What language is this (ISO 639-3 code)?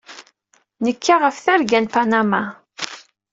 kab